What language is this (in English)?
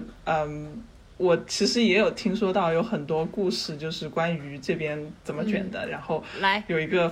Chinese